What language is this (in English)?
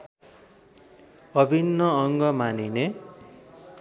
Nepali